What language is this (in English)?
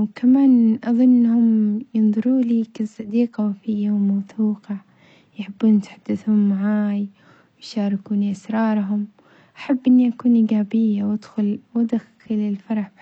Omani Arabic